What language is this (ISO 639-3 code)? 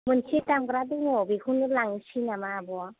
brx